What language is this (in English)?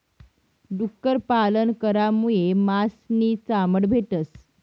Marathi